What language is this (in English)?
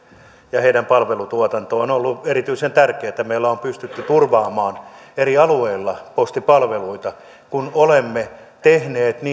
Finnish